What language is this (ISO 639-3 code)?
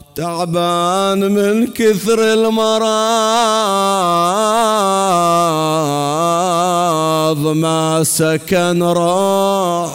ara